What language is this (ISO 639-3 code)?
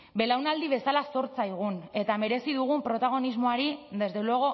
eus